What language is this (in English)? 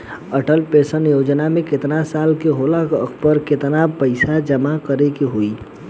Bhojpuri